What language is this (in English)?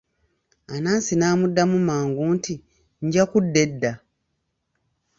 Ganda